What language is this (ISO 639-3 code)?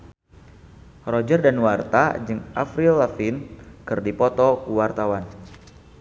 sun